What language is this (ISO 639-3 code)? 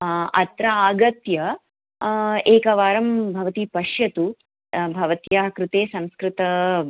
san